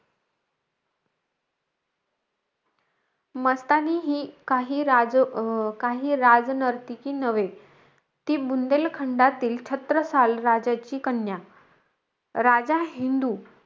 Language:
Marathi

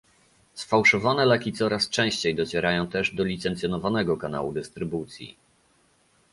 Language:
Polish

